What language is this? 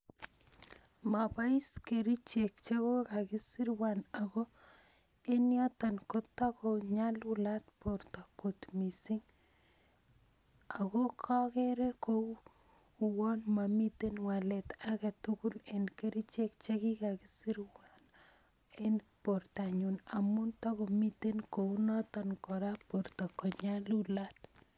Kalenjin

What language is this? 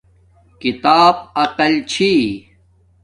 Domaaki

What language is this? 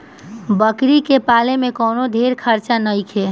Bhojpuri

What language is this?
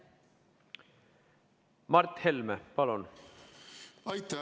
Estonian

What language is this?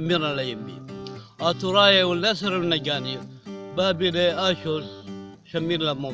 Arabic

